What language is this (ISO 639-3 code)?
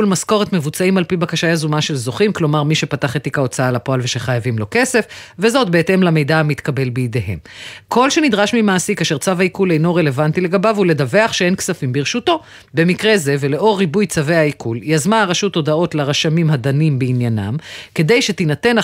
heb